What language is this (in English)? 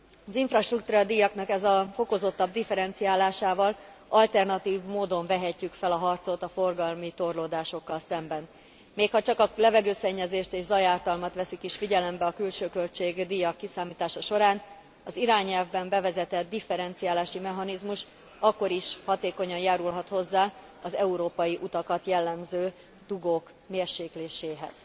Hungarian